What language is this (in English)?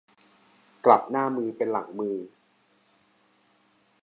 Thai